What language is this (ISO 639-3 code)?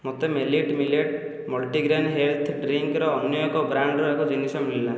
ori